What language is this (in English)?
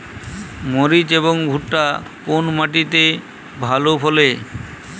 Bangla